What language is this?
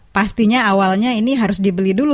Indonesian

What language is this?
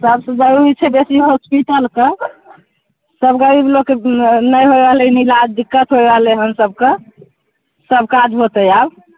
Maithili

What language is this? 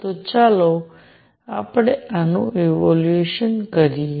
Gujarati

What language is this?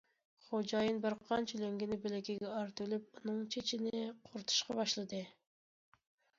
Uyghur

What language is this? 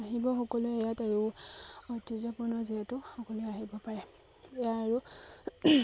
Assamese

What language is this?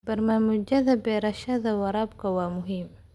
Somali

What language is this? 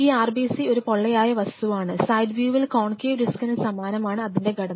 Malayalam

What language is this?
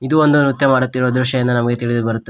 Kannada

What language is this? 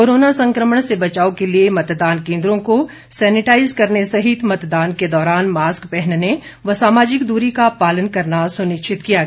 Hindi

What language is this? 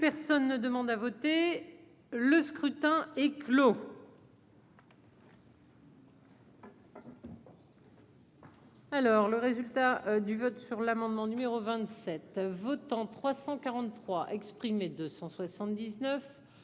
French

